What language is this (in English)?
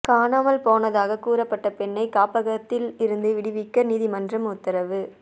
Tamil